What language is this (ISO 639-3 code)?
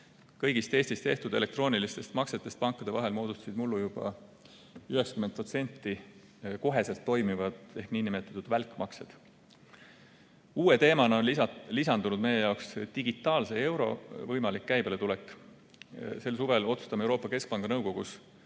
est